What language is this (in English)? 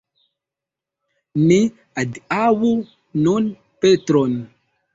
Esperanto